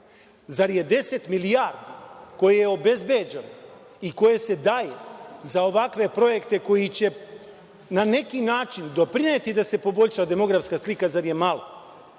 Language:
Serbian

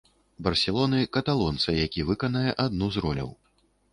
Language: Belarusian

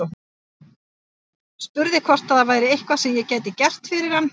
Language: Icelandic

